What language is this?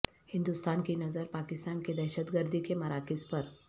Urdu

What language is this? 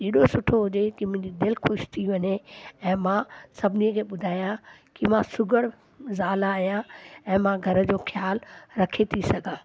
Sindhi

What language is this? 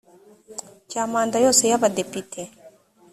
Kinyarwanda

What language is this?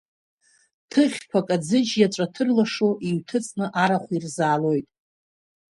Abkhazian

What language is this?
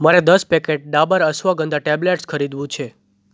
Gujarati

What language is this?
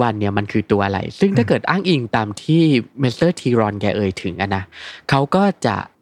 Thai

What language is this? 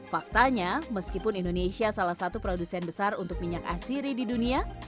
Indonesian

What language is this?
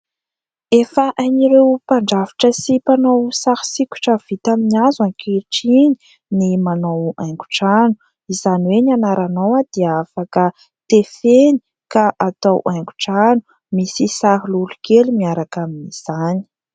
Malagasy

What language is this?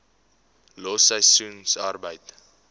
Afrikaans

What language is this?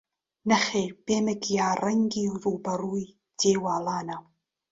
Central Kurdish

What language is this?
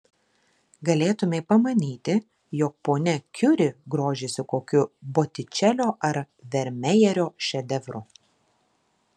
Lithuanian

